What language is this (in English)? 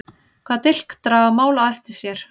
Icelandic